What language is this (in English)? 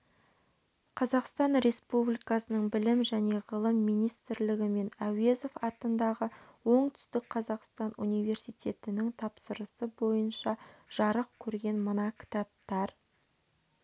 Kazakh